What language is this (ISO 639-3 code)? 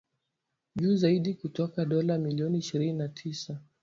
swa